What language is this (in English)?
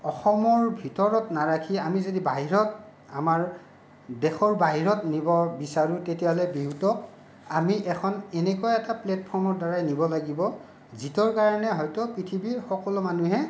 Assamese